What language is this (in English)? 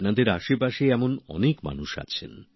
Bangla